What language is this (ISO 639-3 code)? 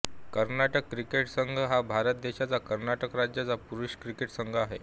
mar